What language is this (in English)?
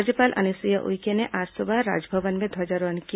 Hindi